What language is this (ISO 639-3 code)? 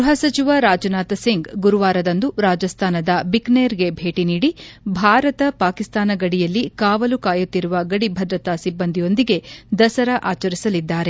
kan